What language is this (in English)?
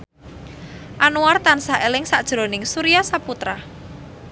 Javanese